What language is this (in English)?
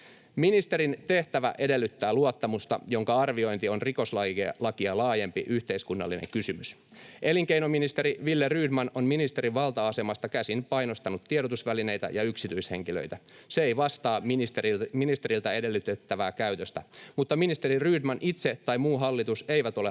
Finnish